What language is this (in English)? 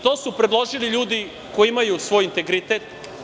Serbian